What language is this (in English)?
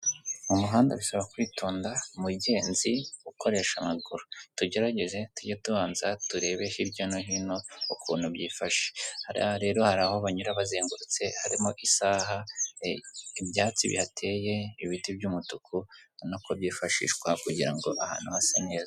Kinyarwanda